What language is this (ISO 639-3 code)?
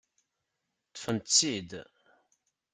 kab